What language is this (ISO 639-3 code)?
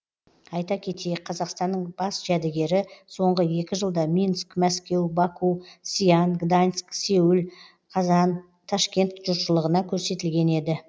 kaz